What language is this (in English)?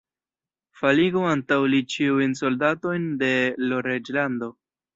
Esperanto